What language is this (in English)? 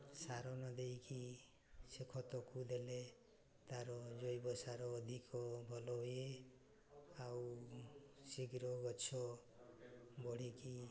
Odia